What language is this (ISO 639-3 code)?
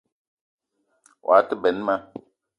eto